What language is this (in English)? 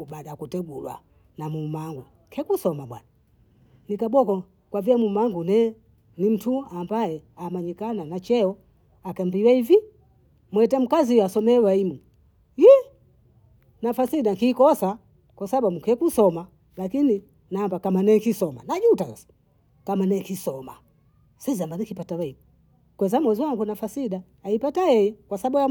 Bondei